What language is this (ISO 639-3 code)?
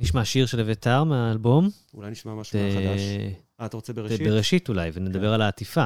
heb